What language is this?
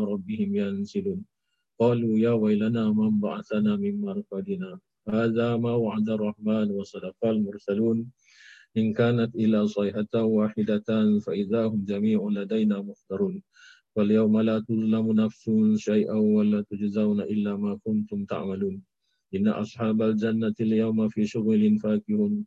Malay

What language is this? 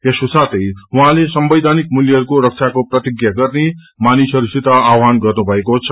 Nepali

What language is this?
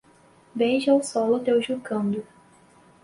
Portuguese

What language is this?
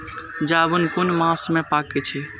Maithili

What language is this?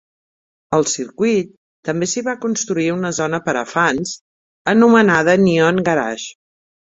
Catalan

